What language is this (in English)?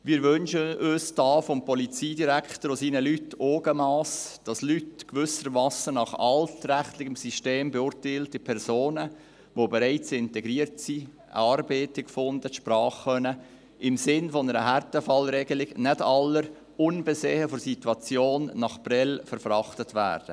Swiss German